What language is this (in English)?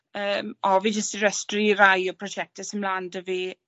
Welsh